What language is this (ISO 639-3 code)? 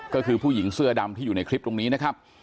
tha